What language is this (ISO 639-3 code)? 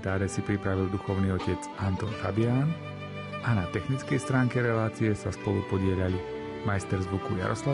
slk